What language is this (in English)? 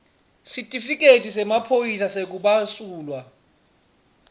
Swati